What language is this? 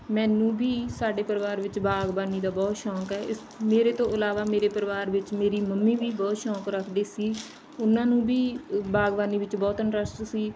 Punjabi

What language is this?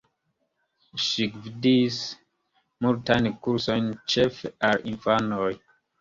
Esperanto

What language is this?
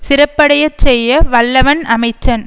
Tamil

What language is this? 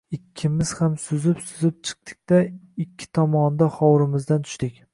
Uzbek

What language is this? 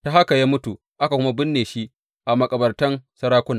Hausa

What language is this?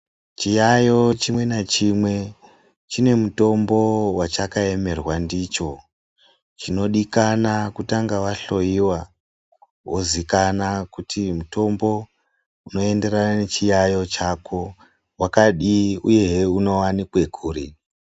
Ndau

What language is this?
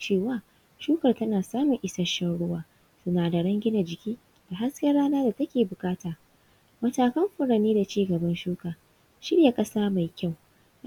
Hausa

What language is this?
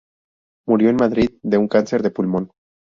Spanish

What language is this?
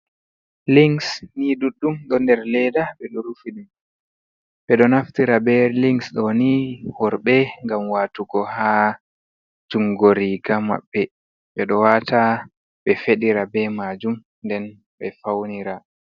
Fula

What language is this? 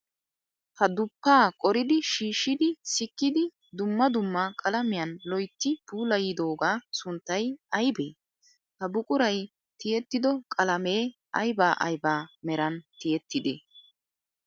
Wolaytta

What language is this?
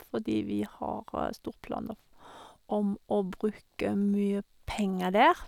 Norwegian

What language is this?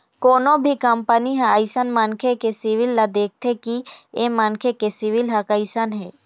Chhattisgarhi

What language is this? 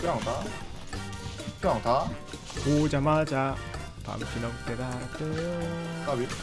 Korean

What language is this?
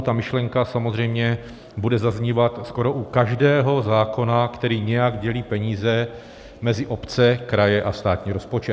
Czech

